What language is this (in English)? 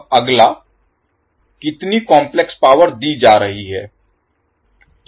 Hindi